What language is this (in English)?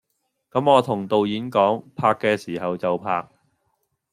Cantonese